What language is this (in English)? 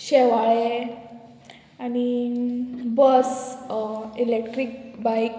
Konkani